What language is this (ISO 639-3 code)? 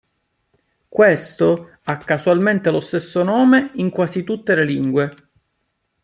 ita